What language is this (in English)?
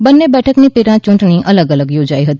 Gujarati